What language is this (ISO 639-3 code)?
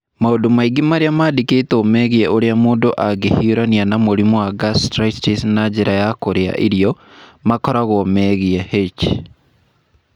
kik